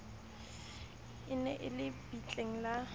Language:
Southern Sotho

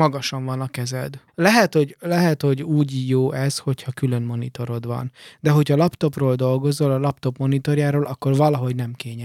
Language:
Hungarian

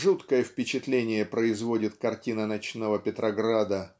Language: Russian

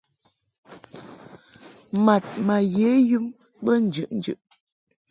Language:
Mungaka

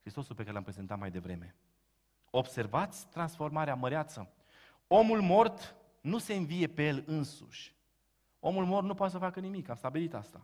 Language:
Romanian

